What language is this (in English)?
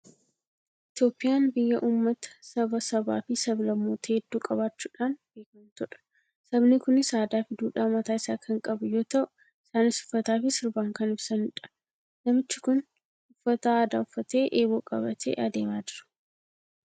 Oromo